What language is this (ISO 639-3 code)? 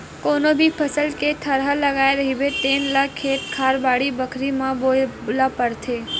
hne